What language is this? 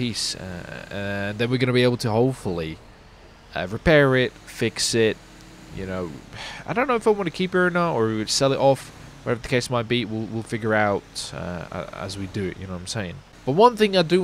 English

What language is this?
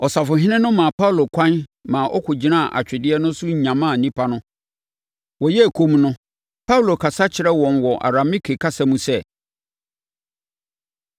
Akan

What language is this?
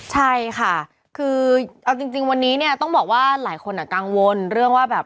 Thai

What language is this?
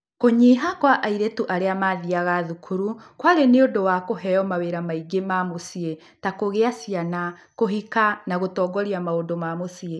Kikuyu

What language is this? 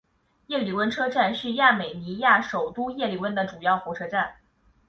Chinese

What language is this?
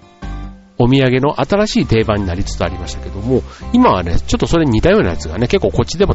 Japanese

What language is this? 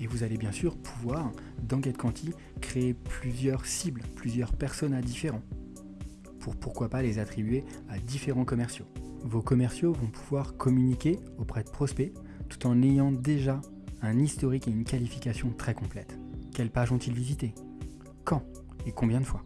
French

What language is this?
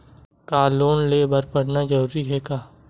Chhattisgarhi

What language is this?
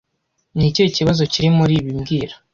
Kinyarwanda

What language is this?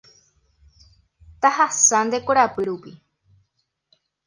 Guarani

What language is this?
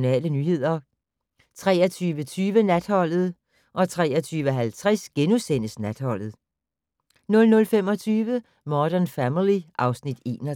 Danish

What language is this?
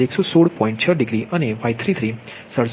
Gujarati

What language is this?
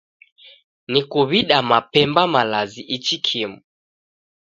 Taita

